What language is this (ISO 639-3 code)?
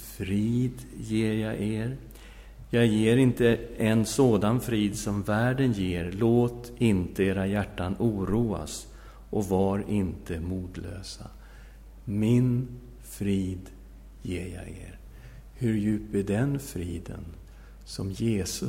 swe